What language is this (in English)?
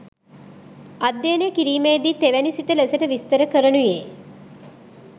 Sinhala